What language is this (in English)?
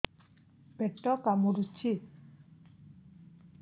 Odia